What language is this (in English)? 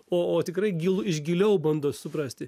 Lithuanian